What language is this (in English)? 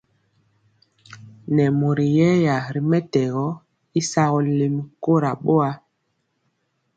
Mpiemo